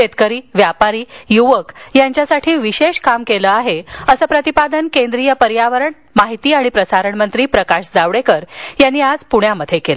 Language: Marathi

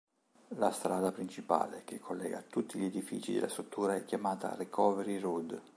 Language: Italian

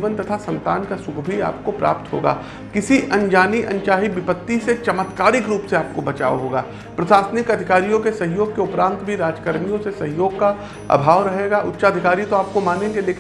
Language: Hindi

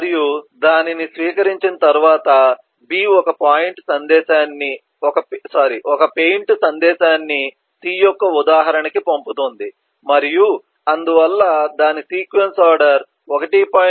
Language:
Telugu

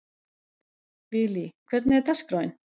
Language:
Icelandic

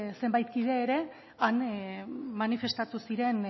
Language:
Basque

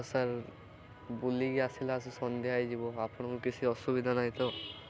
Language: Odia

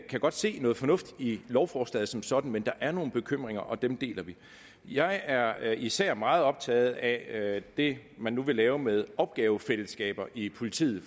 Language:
Danish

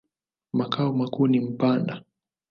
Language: Swahili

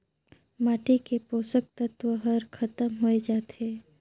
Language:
Chhattisgarhi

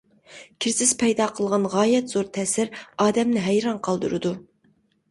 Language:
Uyghur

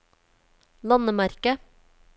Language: Norwegian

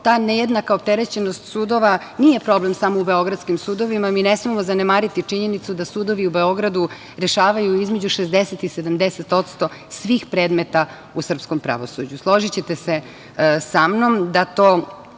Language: Serbian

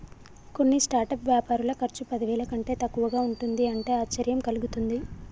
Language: Telugu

